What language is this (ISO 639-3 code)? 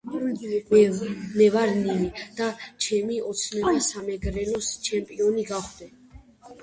kat